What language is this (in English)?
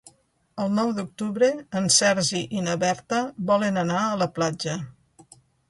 Catalan